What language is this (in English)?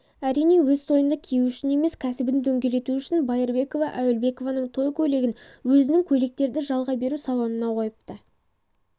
Kazakh